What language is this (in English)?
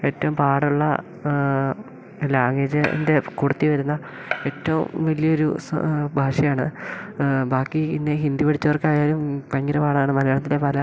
Malayalam